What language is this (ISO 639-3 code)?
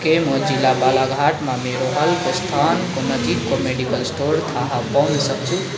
nep